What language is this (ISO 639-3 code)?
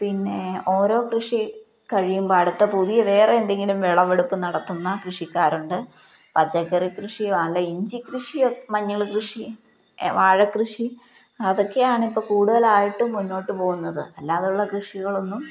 mal